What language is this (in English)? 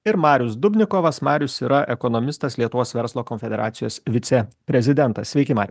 Lithuanian